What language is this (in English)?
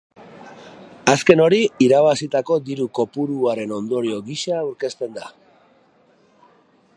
Basque